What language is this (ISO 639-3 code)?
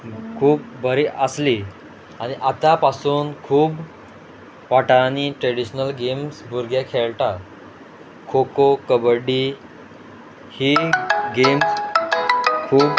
kok